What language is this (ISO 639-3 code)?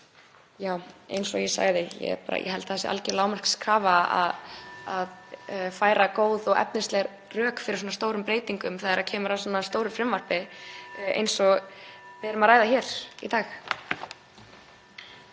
isl